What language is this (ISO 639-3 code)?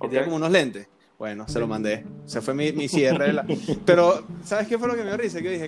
spa